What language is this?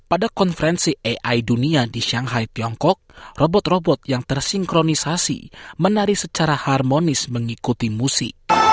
Indonesian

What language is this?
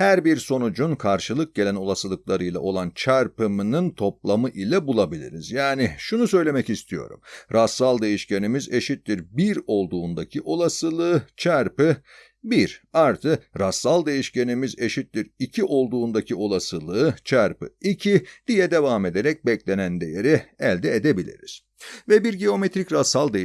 Turkish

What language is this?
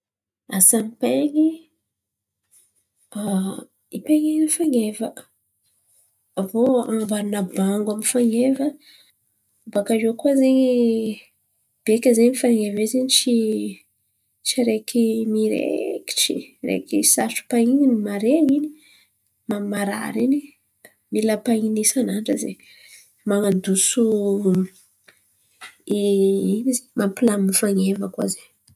Antankarana Malagasy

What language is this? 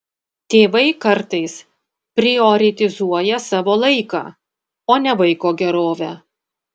Lithuanian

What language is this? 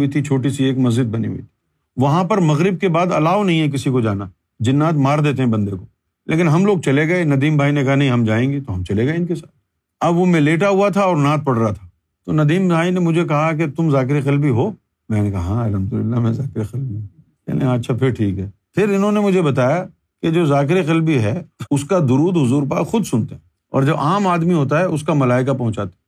Urdu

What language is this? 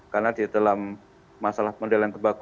Indonesian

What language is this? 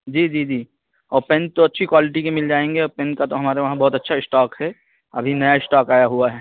Urdu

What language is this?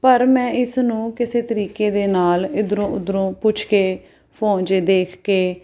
Punjabi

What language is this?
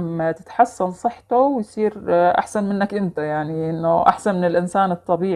Arabic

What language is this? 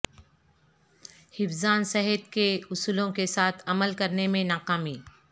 Urdu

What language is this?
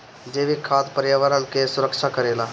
Bhojpuri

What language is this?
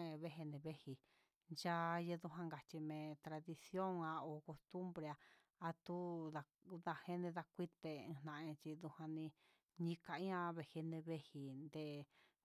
Huitepec Mixtec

